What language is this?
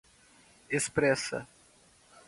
Portuguese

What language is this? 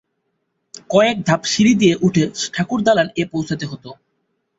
Bangla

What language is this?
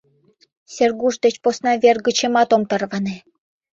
Mari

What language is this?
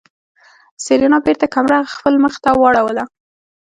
Pashto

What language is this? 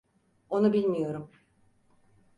Turkish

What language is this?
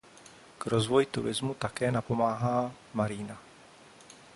Czech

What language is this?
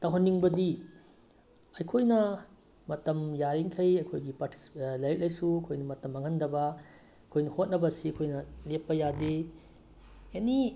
Manipuri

